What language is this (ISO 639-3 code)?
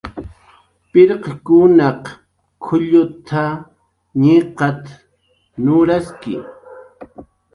jqr